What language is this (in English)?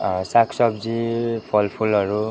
Nepali